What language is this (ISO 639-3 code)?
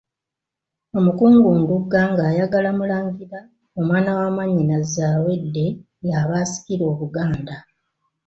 lug